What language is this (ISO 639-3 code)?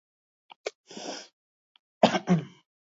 eus